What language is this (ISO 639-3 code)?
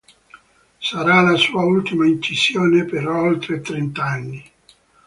ita